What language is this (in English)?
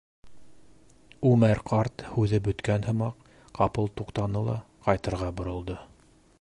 Bashkir